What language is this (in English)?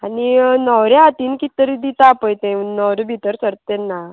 Konkani